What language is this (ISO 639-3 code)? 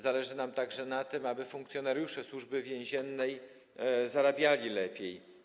pol